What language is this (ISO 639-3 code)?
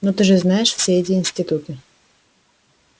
rus